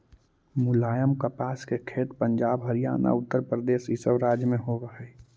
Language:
Magahi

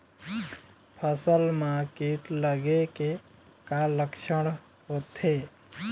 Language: Chhattisgarhi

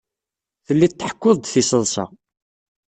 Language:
Kabyle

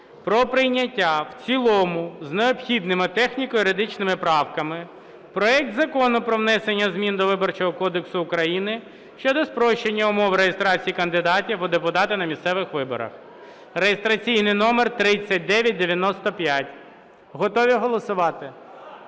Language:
Ukrainian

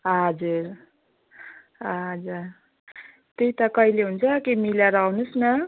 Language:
Nepali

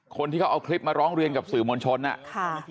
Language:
Thai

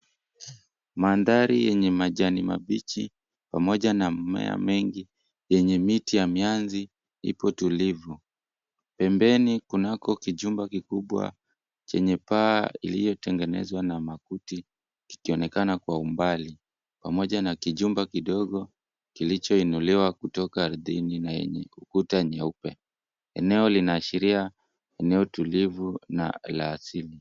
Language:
Swahili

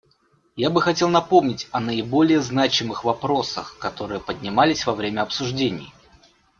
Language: Russian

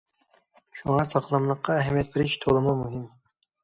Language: Uyghur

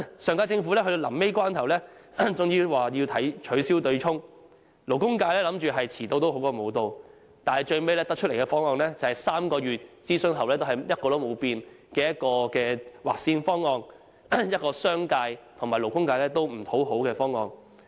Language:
Cantonese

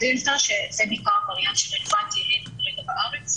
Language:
Hebrew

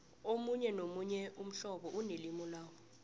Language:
South Ndebele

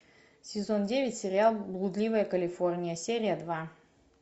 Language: Russian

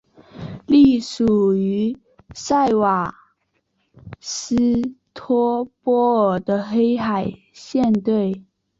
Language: Chinese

